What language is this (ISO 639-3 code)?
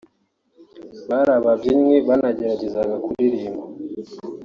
kin